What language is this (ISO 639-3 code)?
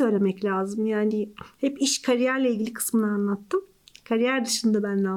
tur